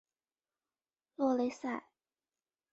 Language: Chinese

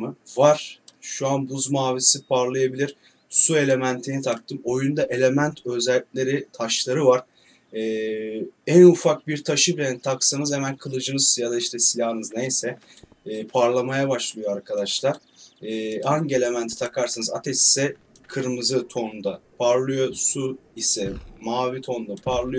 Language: Turkish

